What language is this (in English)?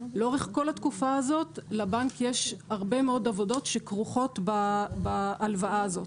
Hebrew